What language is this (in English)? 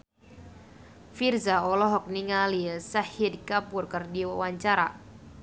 Sundanese